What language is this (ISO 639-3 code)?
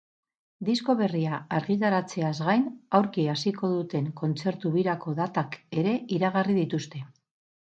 eus